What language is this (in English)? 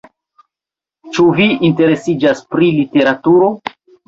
Esperanto